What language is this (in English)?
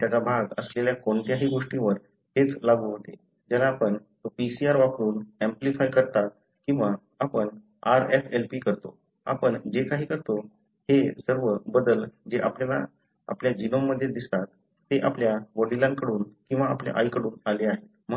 Marathi